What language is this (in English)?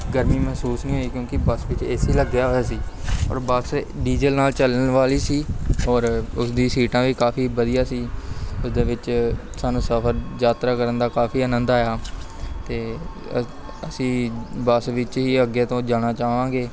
Punjabi